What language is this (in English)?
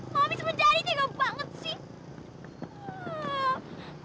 Indonesian